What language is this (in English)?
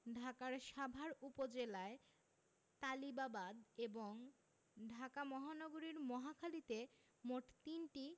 Bangla